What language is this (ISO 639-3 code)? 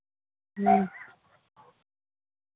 sat